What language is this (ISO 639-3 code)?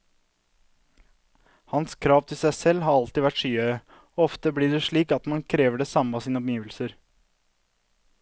nor